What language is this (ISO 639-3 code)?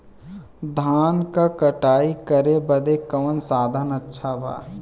bho